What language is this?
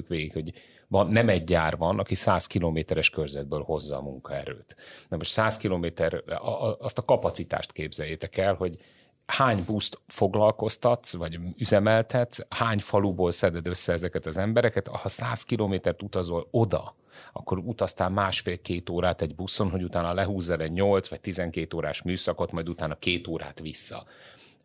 Hungarian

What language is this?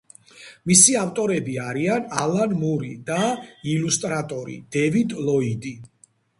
Georgian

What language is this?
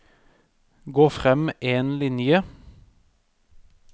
Norwegian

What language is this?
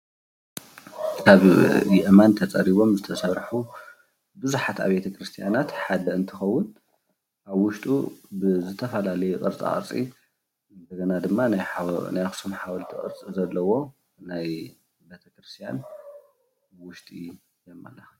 Tigrinya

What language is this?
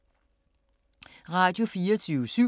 Danish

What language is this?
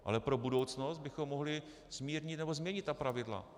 Czech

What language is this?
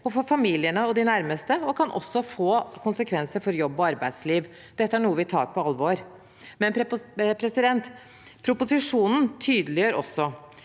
Norwegian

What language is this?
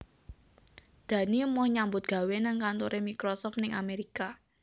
Javanese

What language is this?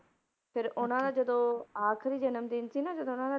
Punjabi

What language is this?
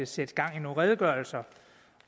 Danish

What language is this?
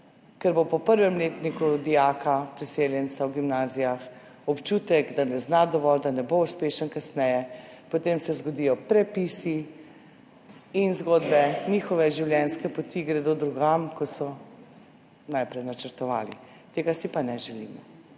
Slovenian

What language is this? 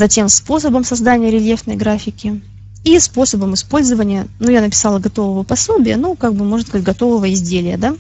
Russian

